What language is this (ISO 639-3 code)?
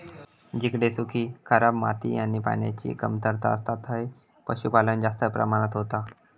mar